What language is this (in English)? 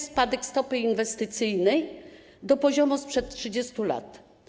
Polish